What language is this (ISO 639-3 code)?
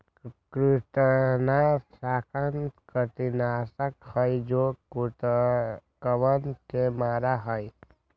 mag